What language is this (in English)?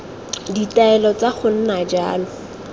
Tswana